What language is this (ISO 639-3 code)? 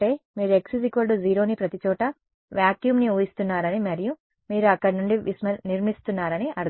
tel